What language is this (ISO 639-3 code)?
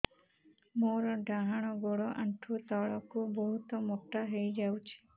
ori